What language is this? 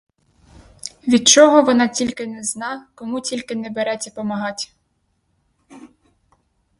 Ukrainian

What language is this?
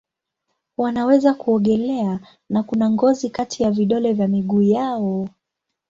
Swahili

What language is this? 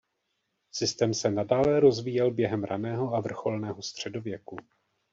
Czech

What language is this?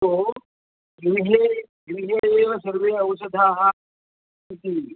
Sanskrit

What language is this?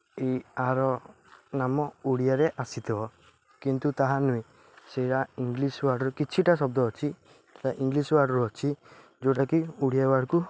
Odia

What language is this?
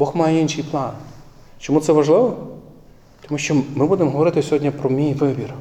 Ukrainian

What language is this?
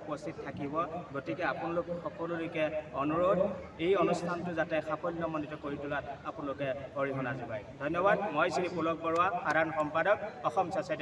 Thai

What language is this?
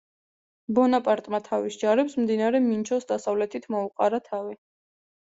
Georgian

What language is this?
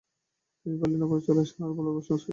Bangla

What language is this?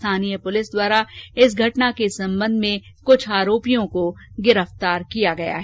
Hindi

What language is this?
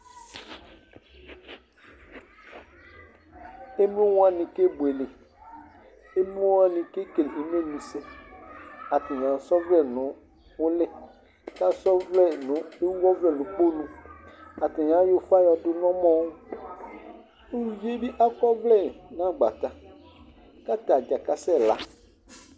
Ikposo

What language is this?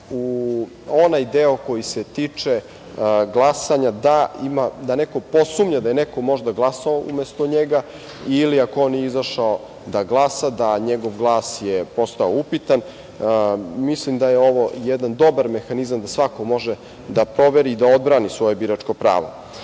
Serbian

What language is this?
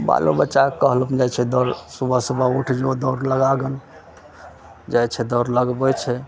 Maithili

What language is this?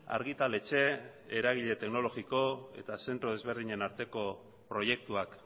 Basque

